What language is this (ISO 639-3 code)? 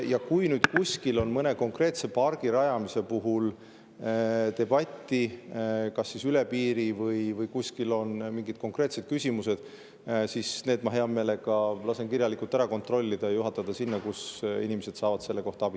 est